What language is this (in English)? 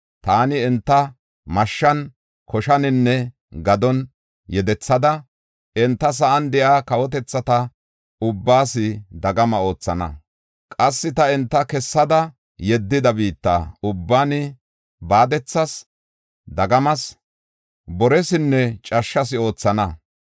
Gofa